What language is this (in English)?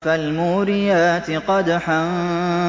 Arabic